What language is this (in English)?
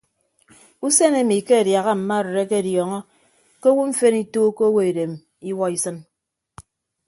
Ibibio